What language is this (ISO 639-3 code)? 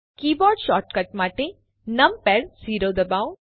guj